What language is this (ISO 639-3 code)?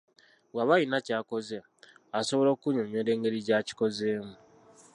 lug